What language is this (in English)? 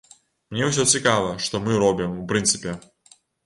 Belarusian